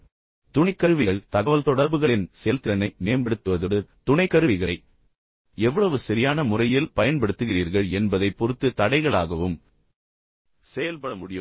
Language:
Tamil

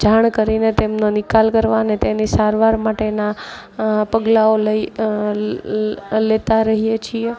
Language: Gujarati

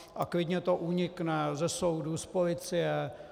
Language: Czech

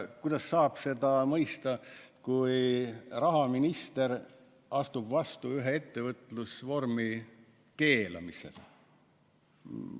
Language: Estonian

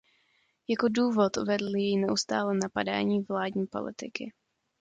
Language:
Czech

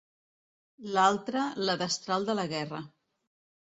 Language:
Catalan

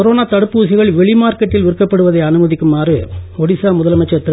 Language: Tamil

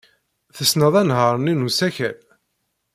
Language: Kabyle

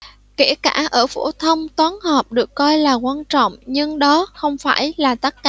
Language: Vietnamese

